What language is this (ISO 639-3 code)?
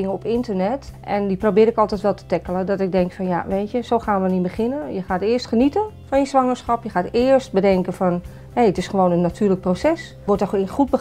nld